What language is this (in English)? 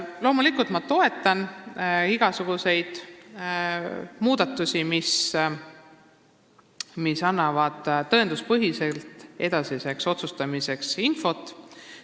Estonian